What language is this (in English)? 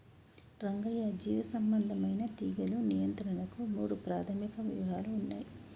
Telugu